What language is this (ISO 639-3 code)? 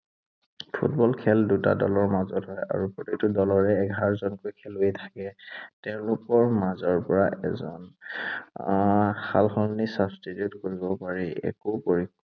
asm